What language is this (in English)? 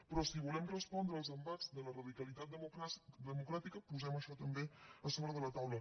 Catalan